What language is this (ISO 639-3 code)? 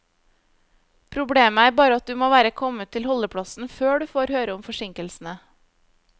nor